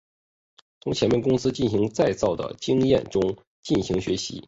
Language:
Chinese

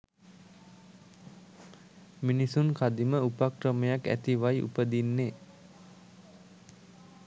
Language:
Sinhala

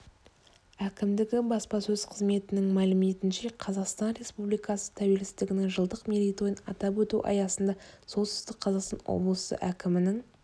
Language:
Kazakh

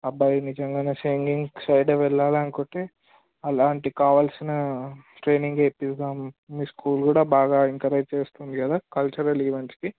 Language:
Telugu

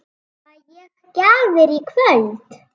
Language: Icelandic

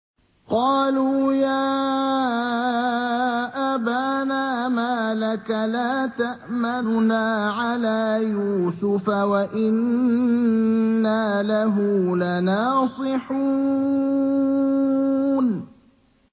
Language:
Arabic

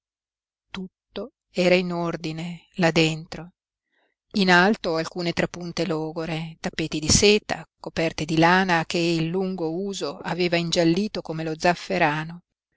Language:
Italian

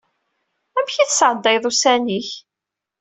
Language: Kabyle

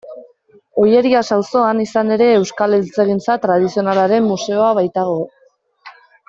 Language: Basque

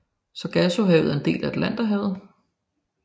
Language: Danish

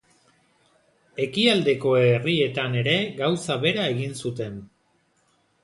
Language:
Basque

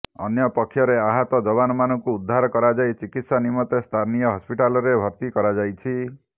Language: Odia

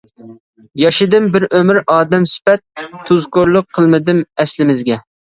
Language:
Uyghur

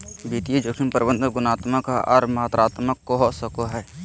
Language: Magahi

